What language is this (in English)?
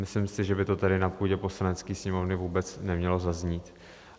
Czech